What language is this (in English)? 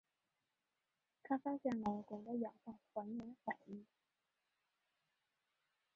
Chinese